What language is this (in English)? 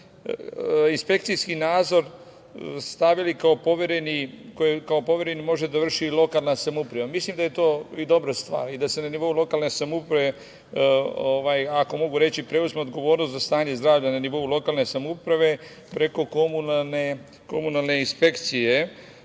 Serbian